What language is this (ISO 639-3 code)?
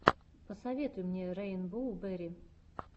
rus